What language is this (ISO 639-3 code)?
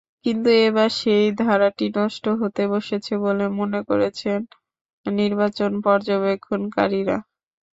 ben